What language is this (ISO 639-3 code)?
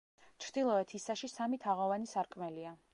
kat